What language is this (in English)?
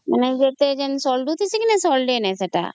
Odia